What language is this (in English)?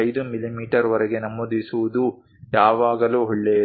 Kannada